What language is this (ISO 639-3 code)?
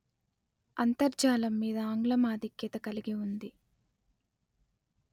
tel